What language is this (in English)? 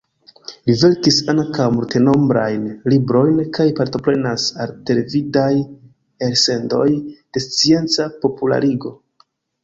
Esperanto